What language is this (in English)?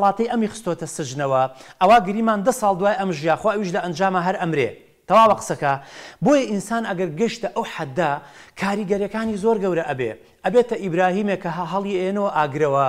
Arabic